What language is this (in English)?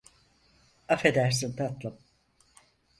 Turkish